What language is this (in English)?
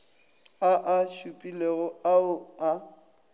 Northern Sotho